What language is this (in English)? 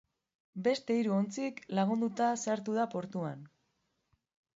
Basque